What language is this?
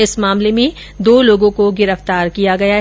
Hindi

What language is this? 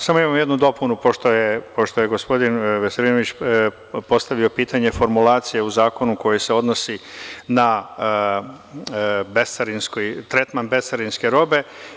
Serbian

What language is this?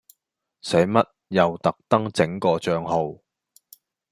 Cantonese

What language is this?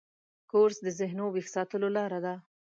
Pashto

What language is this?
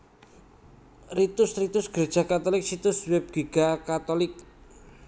Javanese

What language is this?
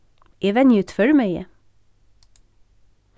Faroese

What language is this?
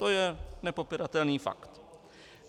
Czech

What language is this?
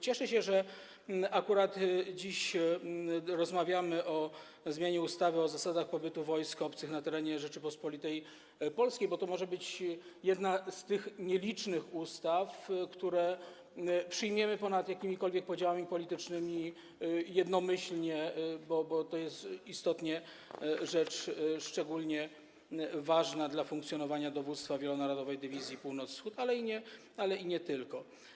Polish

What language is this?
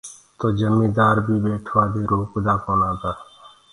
Gurgula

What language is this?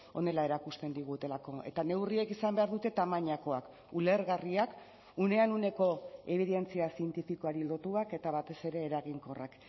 Basque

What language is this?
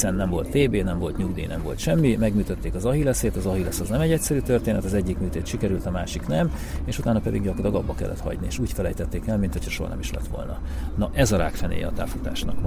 Hungarian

